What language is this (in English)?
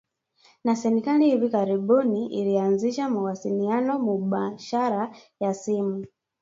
Swahili